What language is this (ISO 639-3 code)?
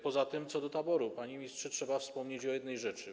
pol